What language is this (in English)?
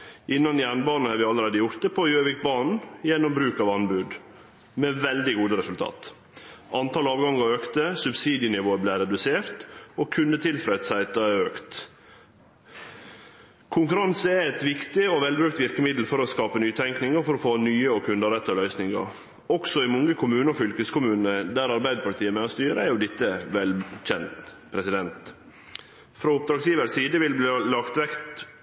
Norwegian Nynorsk